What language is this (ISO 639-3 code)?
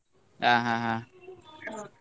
kan